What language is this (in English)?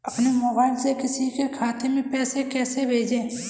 Hindi